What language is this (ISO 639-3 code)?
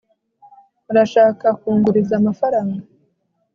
kin